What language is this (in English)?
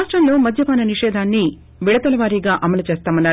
Telugu